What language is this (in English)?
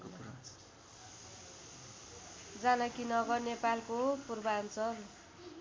Nepali